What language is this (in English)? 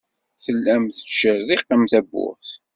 Kabyle